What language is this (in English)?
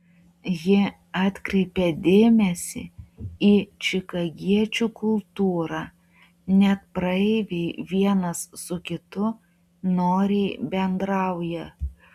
Lithuanian